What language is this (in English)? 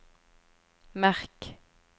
Norwegian